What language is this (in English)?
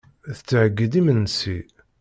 Kabyle